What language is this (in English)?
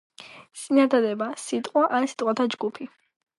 Georgian